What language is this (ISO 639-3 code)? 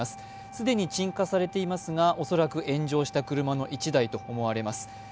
jpn